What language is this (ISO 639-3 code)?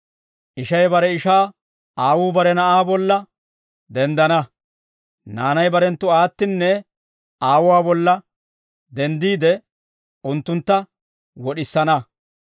dwr